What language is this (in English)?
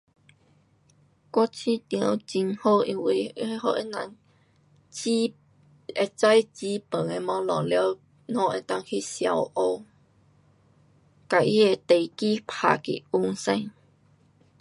Pu-Xian Chinese